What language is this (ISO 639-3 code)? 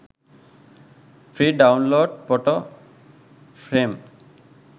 sin